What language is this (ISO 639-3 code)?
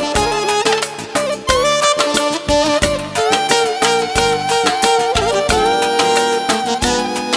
ron